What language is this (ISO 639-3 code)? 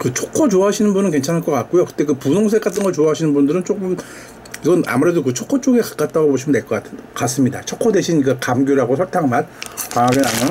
kor